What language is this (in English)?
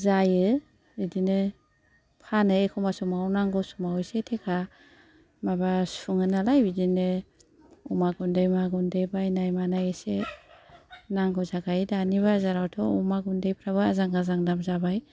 Bodo